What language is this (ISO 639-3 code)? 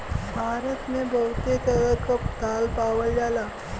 bho